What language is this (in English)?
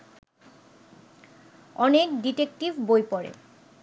Bangla